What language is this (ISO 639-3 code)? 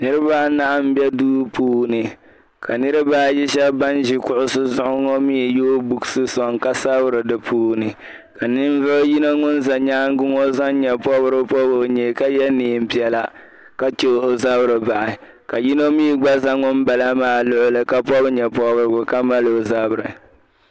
dag